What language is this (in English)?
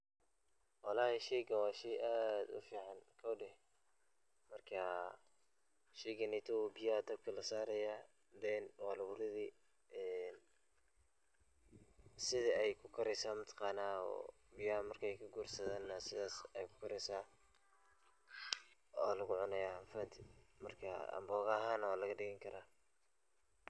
Somali